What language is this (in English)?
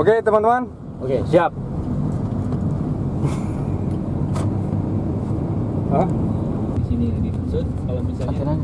Indonesian